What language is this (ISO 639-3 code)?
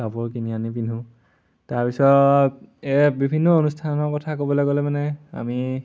asm